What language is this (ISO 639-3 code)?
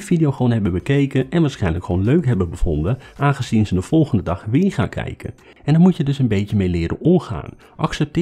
nld